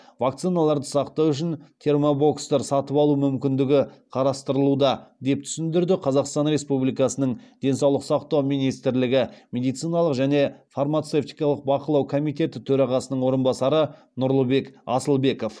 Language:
Kazakh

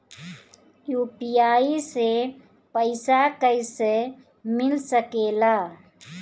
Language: Bhojpuri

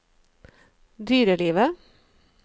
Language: Norwegian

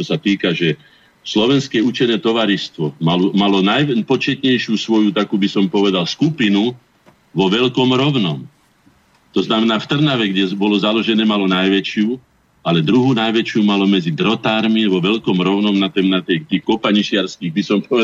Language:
Slovak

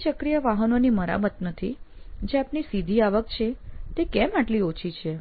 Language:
Gujarati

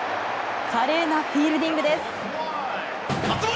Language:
Japanese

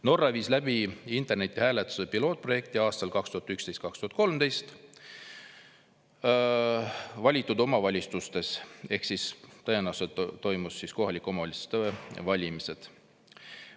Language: Estonian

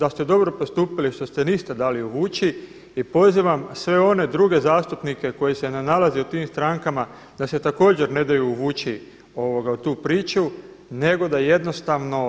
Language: Croatian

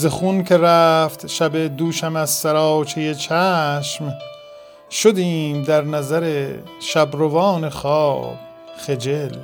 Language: Persian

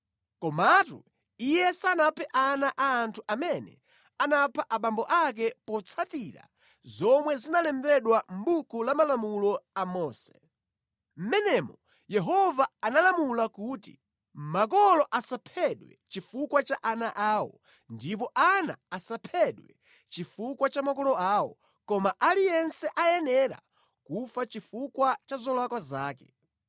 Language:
Nyanja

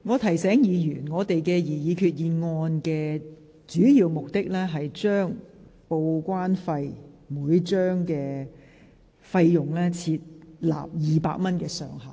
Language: Cantonese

